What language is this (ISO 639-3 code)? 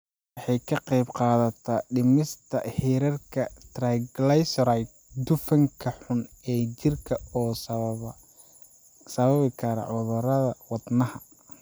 som